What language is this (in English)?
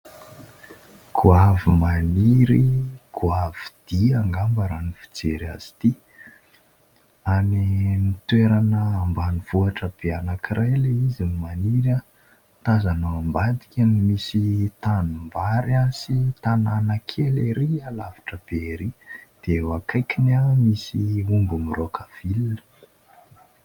Malagasy